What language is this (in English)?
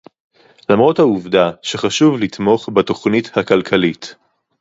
Hebrew